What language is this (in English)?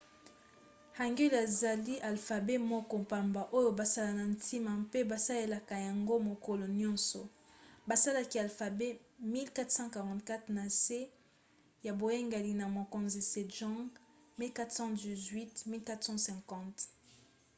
Lingala